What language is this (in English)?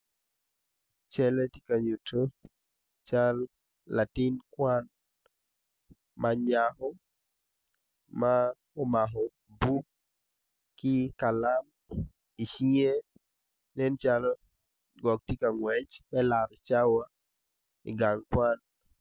Acoli